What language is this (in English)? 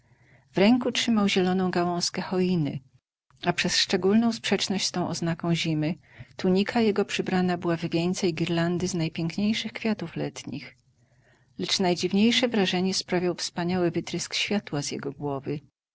Polish